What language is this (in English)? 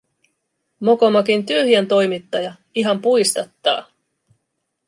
Finnish